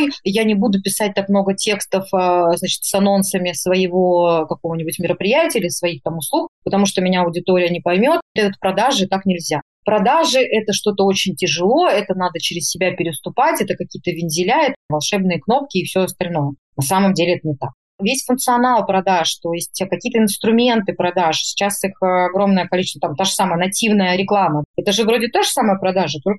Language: Russian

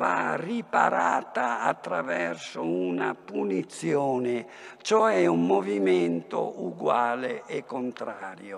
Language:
Italian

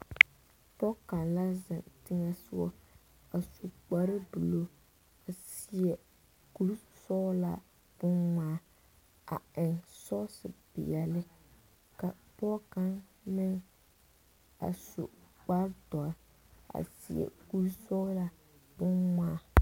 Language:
Southern Dagaare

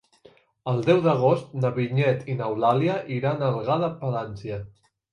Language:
Catalan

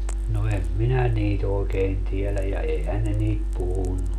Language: Finnish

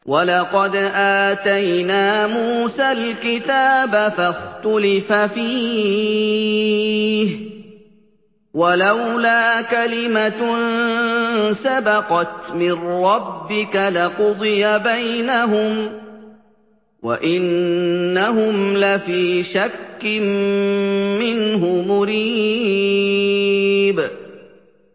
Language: Arabic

